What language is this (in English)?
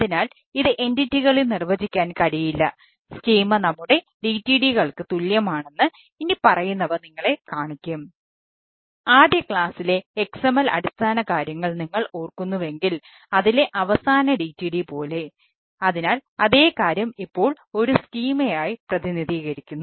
Malayalam